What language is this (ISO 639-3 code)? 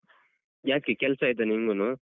kan